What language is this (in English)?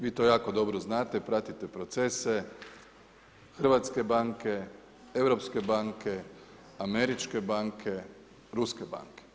Croatian